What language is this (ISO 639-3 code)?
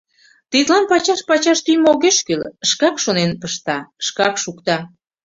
chm